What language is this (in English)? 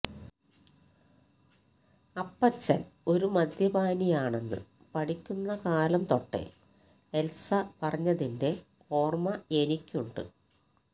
Malayalam